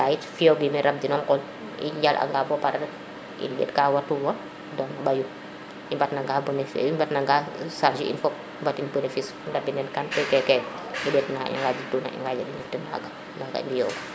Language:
Serer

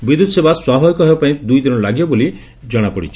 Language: Odia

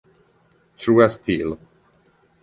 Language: Italian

